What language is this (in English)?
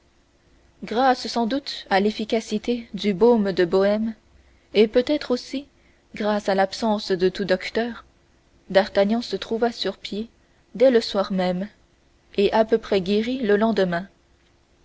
French